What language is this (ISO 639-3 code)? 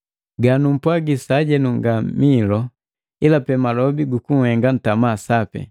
mgv